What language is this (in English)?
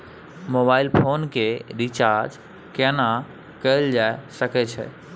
Maithili